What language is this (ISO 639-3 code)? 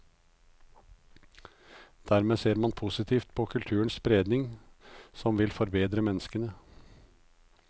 nor